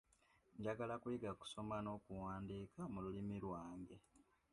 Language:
Ganda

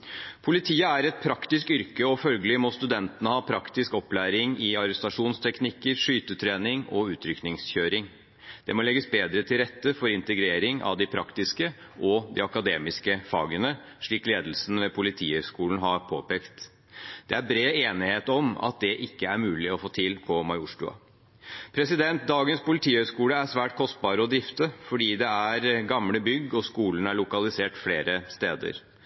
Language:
Norwegian Bokmål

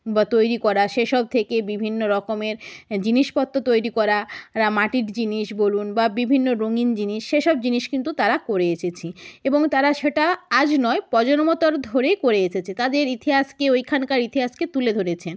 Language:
Bangla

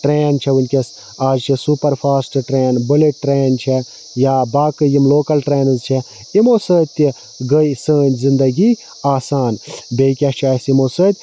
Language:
Kashmiri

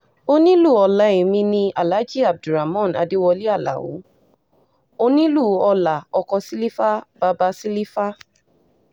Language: Yoruba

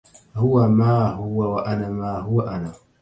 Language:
Arabic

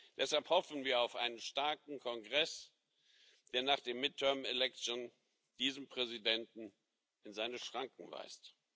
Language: German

